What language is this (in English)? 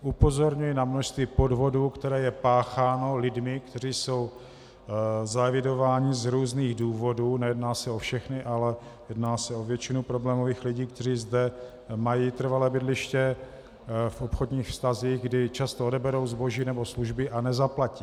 Czech